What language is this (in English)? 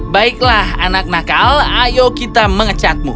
Indonesian